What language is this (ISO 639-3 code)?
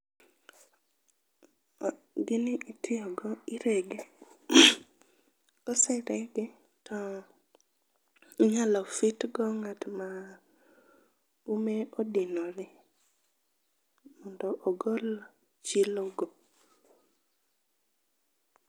luo